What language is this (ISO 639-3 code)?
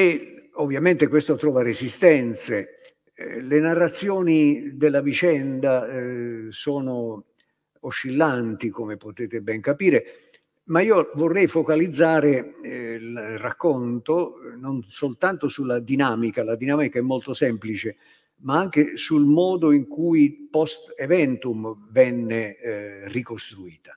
ita